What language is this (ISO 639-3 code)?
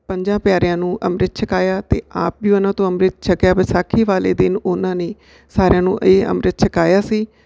pan